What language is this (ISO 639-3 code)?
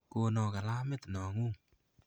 kln